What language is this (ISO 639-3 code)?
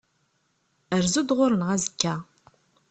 kab